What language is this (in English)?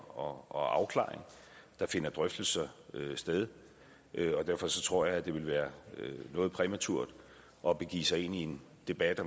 Danish